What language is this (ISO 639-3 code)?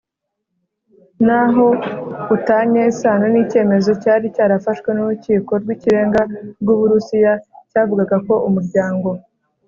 kin